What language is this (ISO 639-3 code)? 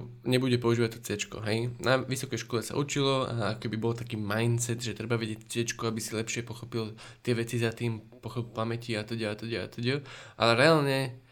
slk